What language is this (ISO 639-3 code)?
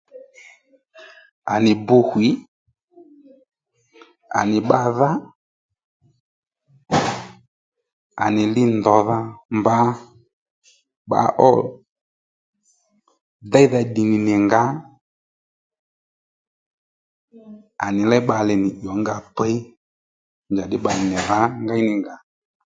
led